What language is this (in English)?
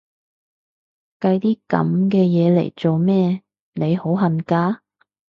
Cantonese